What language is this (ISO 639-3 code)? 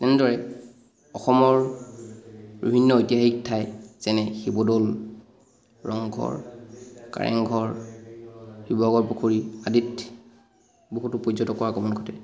asm